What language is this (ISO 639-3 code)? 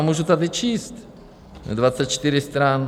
ces